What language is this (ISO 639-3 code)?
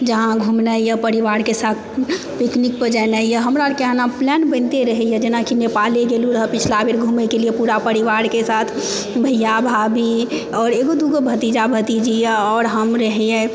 mai